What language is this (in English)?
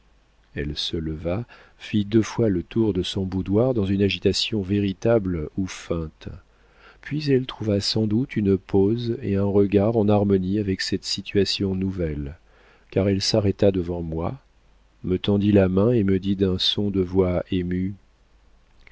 French